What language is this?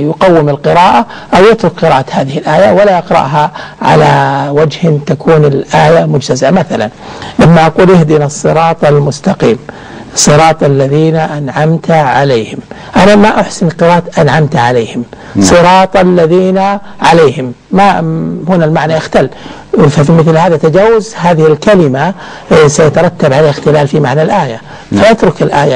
Arabic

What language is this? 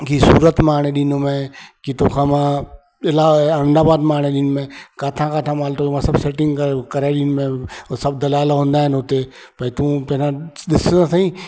Sindhi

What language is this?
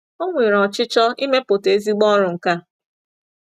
Igbo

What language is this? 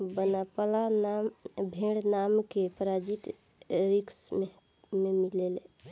Bhojpuri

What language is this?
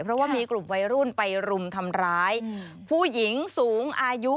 Thai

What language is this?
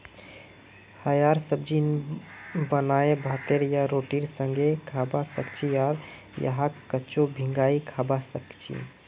Magahi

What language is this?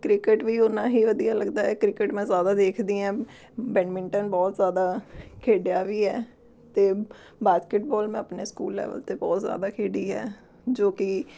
Punjabi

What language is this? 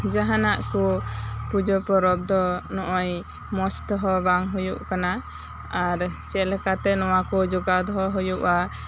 Santali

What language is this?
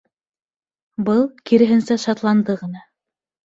Bashkir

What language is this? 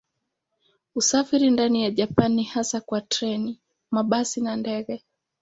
Swahili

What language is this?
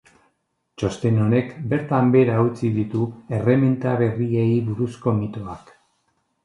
Basque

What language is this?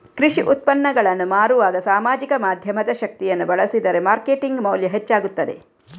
Kannada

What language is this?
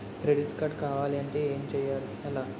Telugu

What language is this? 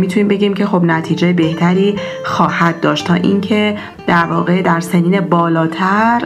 Persian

